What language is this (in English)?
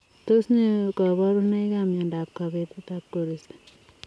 Kalenjin